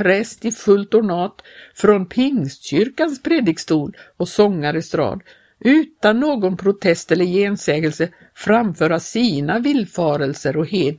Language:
Swedish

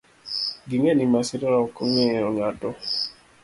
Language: Luo (Kenya and Tanzania)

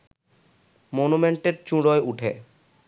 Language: Bangla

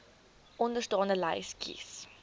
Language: Afrikaans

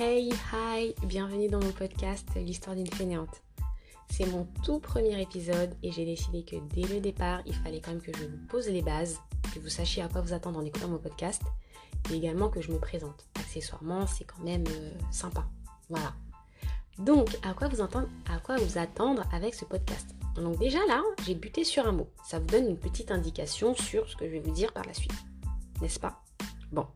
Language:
French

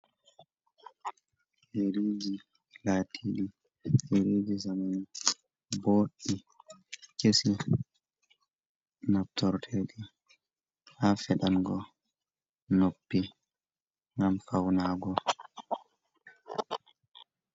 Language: Fula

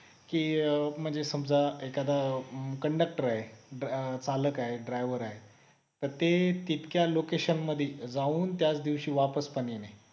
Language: Marathi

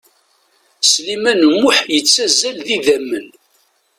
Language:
Kabyle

